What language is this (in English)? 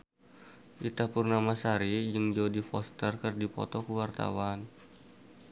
Sundanese